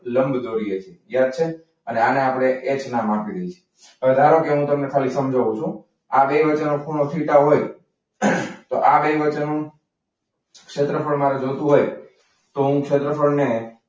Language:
Gujarati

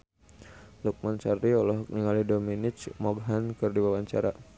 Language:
Sundanese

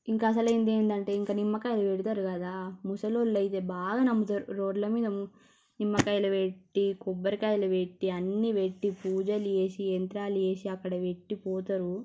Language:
Telugu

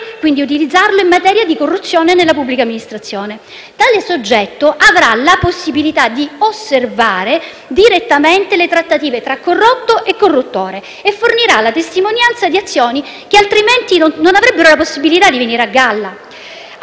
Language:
Italian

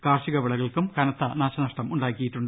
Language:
Malayalam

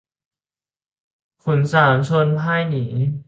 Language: Thai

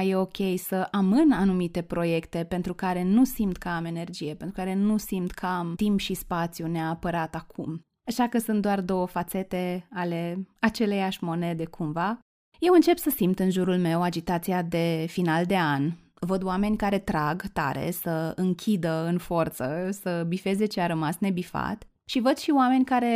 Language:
Romanian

